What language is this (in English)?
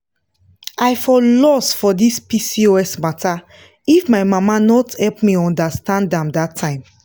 Nigerian Pidgin